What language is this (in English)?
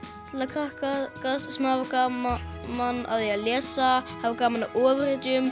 Icelandic